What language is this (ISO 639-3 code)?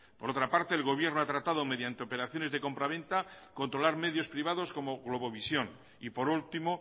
spa